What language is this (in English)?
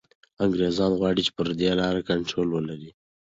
Pashto